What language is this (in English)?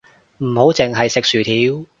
Cantonese